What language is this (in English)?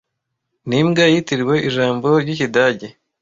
Kinyarwanda